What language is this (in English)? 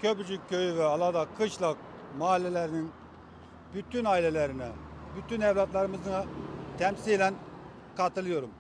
Turkish